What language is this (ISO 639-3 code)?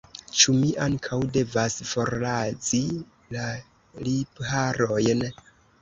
epo